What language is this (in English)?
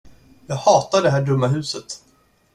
Swedish